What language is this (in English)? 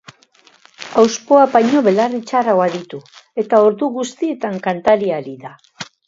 Basque